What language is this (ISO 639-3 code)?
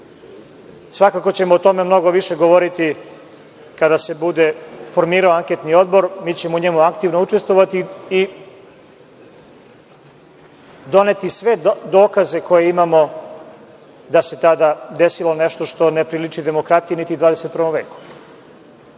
srp